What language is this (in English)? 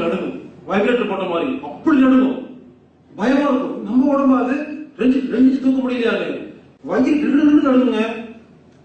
Tamil